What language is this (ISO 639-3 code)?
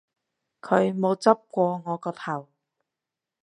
yue